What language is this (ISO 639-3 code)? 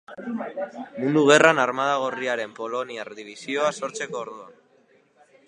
eus